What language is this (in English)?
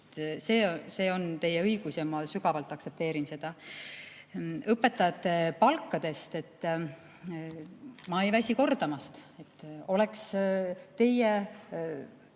Estonian